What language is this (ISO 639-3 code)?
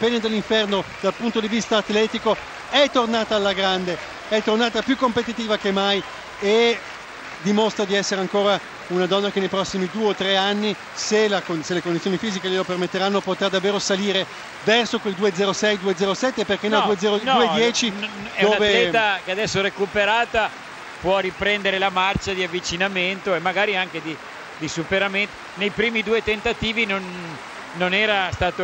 ita